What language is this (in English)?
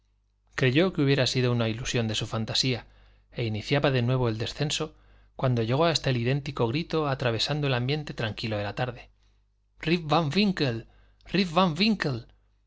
Spanish